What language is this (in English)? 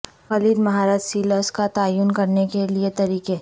Urdu